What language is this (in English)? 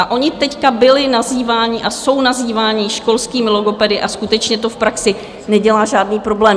Czech